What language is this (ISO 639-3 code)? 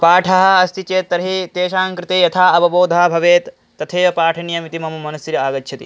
san